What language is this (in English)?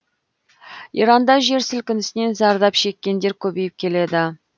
Kazakh